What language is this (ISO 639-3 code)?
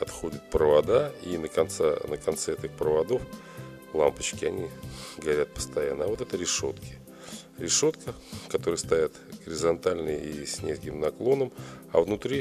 rus